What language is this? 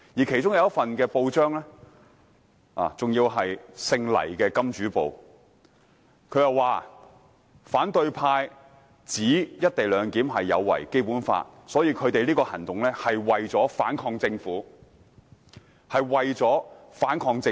Cantonese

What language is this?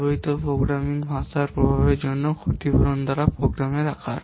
Bangla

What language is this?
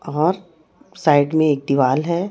Hindi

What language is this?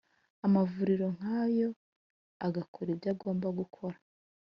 Kinyarwanda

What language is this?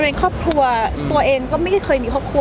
Thai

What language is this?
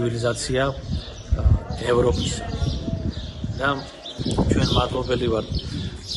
Romanian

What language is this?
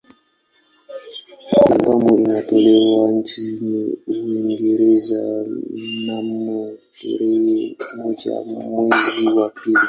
Swahili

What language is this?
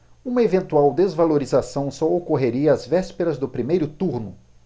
Portuguese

